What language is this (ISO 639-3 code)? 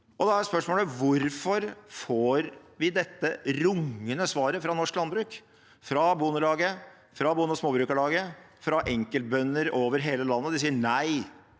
nor